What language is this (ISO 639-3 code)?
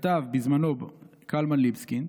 heb